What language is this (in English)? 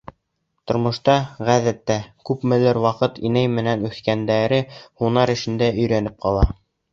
Bashkir